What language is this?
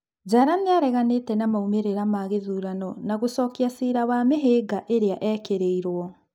Kikuyu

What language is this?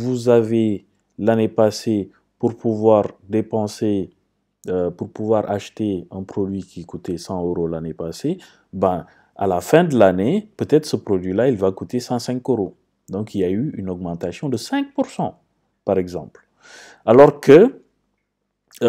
French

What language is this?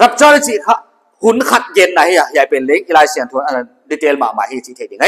Thai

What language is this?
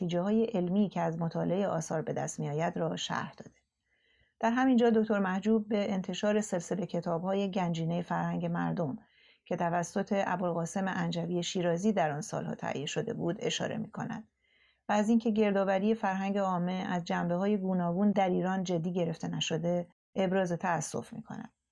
Persian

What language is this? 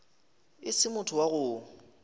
Northern Sotho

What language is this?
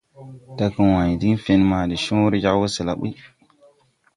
Tupuri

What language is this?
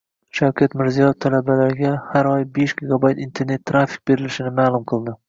Uzbek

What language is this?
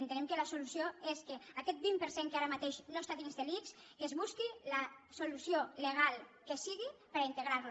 Catalan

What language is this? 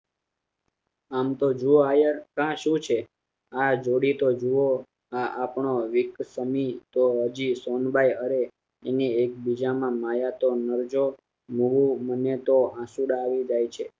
Gujarati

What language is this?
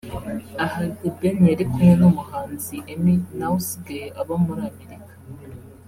Kinyarwanda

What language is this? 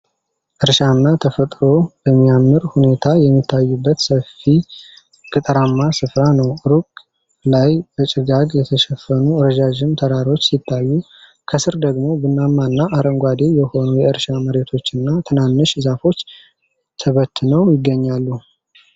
Amharic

